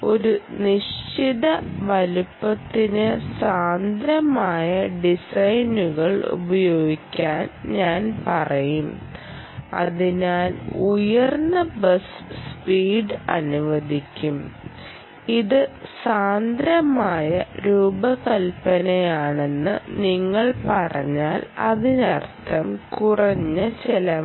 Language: Malayalam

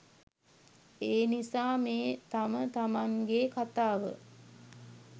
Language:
Sinhala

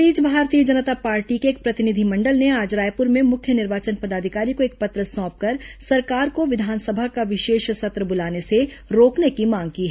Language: Hindi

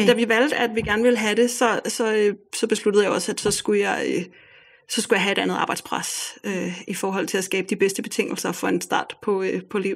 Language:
Danish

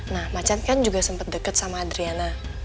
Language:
Indonesian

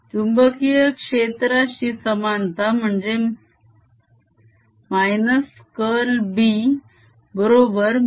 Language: Marathi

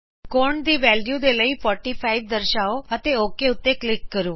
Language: Punjabi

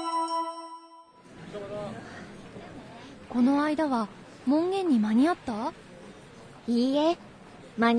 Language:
Urdu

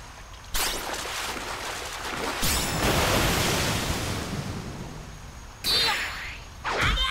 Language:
Japanese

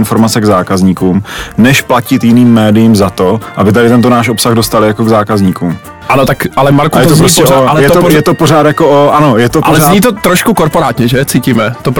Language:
Czech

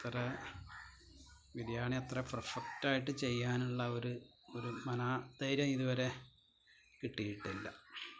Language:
Malayalam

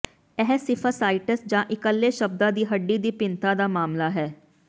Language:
Punjabi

